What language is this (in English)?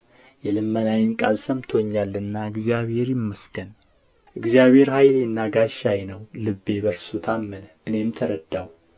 Amharic